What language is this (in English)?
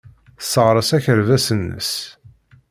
Kabyle